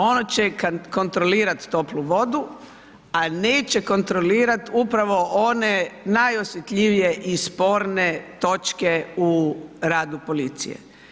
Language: Croatian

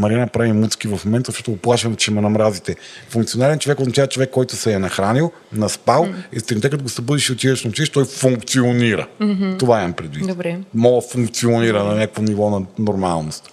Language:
Bulgarian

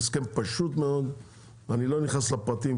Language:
Hebrew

